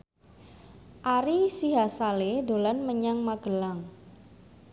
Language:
Javanese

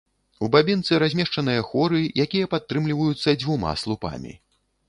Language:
Belarusian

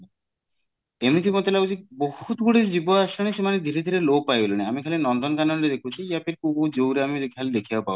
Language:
Odia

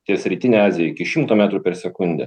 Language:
Lithuanian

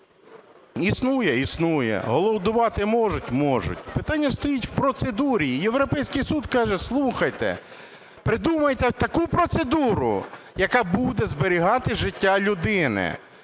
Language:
Ukrainian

